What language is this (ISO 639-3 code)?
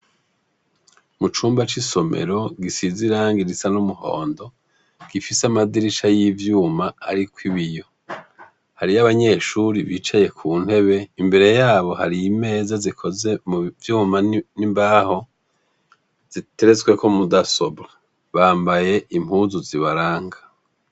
run